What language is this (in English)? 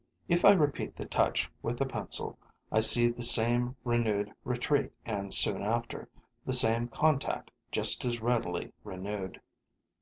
English